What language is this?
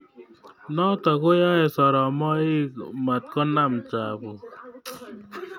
Kalenjin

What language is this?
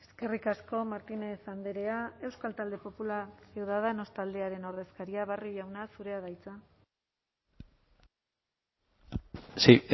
Basque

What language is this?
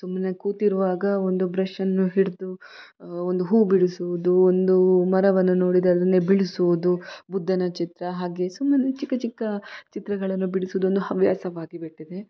Kannada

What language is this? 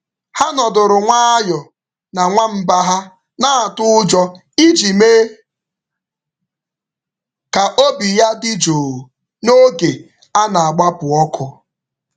Igbo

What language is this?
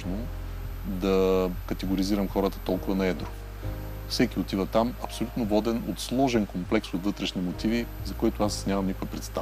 Bulgarian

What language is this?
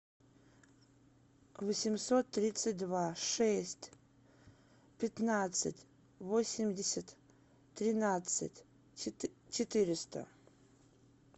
Russian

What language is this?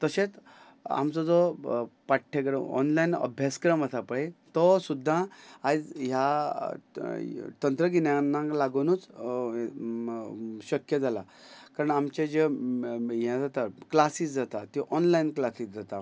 Konkani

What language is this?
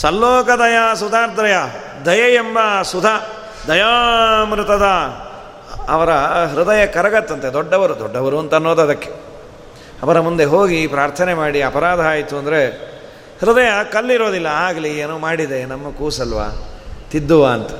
Kannada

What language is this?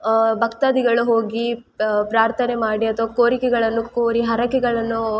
Kannada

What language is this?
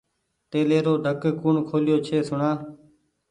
Goaria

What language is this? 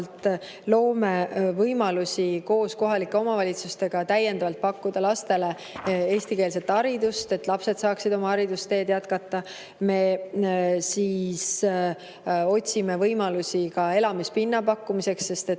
Estonian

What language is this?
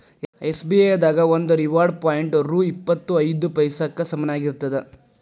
Kannada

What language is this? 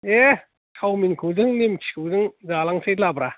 Bodo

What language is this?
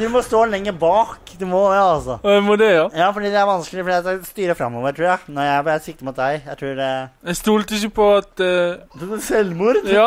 Norwegian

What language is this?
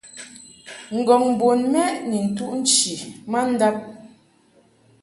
Mungaka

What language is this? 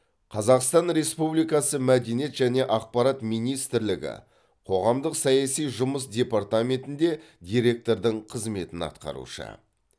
Kazakh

